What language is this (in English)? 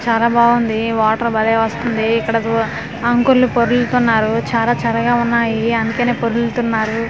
Telugu